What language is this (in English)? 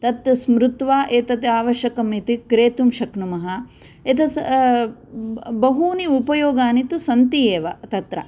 Sanskrit